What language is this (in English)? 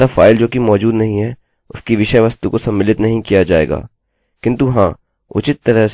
Hindi